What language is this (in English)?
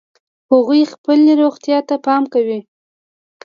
Pashto